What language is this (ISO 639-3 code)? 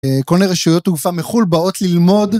heb